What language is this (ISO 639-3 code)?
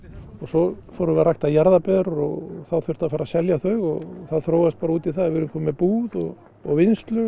isl